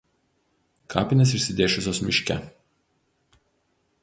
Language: Lithuanian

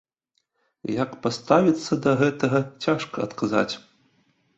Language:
Belarusian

